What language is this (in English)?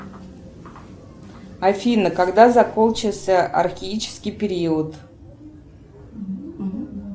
Russian